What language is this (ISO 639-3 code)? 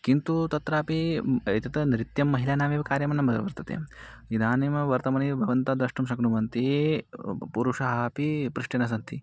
san